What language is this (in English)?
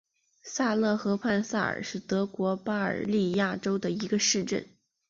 Chinese